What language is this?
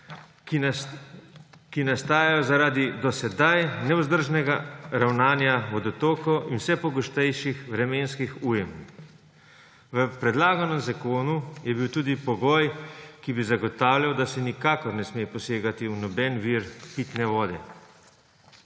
Slovenian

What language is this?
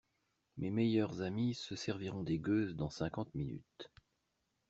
French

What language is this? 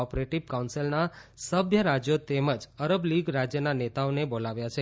Gujarati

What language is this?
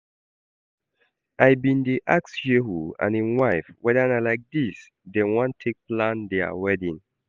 Nigerian Pidgin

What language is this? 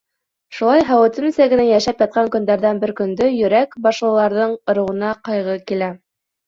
Bashkir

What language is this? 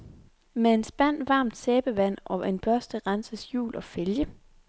Danish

